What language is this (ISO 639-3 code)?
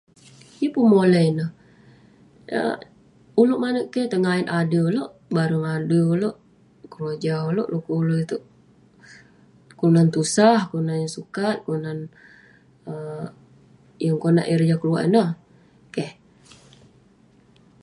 pne